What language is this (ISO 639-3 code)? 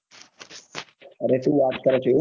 guj